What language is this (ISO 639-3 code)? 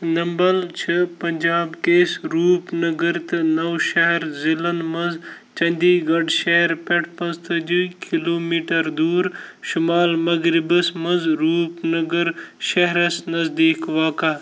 kas